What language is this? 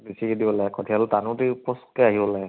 Assamese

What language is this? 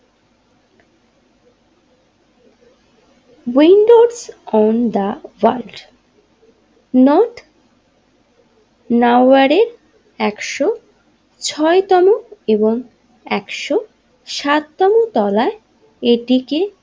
Bangla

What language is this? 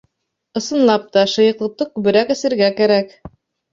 Bashkir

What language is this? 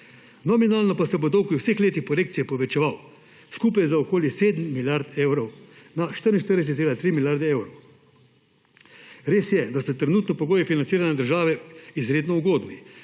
Slovenian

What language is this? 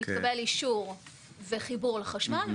Hebrew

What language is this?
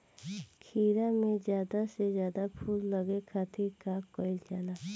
Bhojpuri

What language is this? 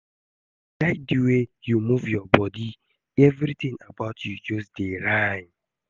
Nigerian Pidgin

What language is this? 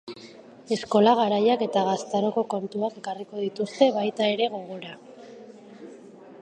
Basque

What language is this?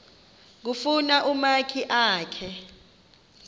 Xhosa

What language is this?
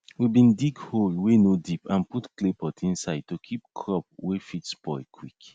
Nigerian Pidgin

